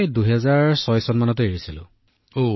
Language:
Assamese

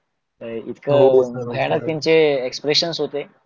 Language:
Marathi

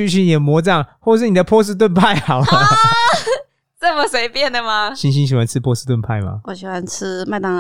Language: Chinese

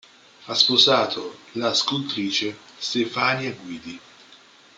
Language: Italian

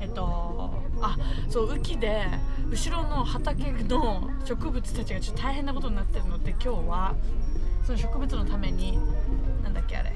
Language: Japanese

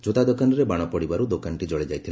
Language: Odia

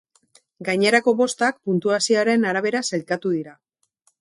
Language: Basque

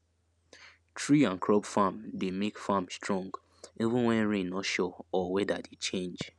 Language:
Nigerian Pidgin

